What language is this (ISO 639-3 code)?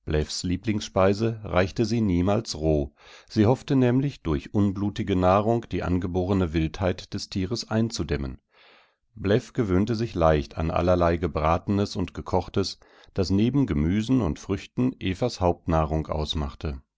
deu